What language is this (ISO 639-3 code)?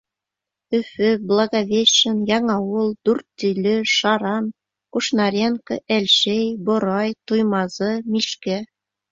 bak